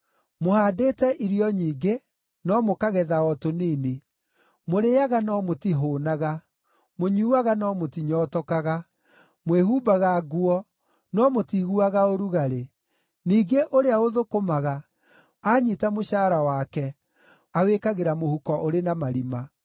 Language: Kikuyu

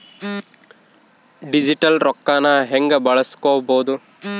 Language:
Kannada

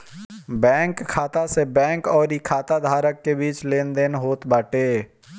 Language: Bhojpuri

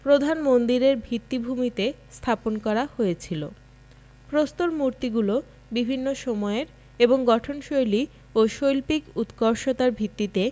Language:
Bangla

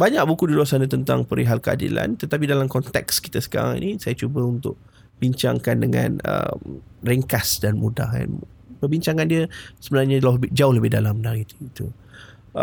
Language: Malay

